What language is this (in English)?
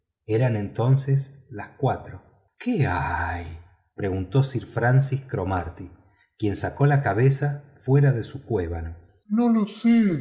Spanish